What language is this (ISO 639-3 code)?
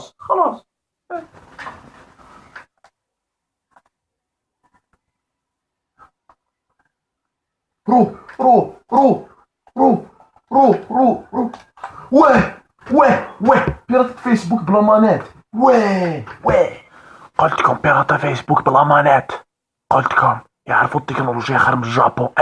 ara